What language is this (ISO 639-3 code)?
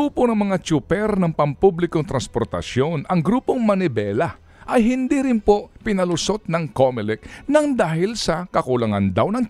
fil